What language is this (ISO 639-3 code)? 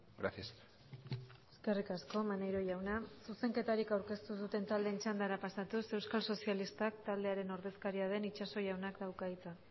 eus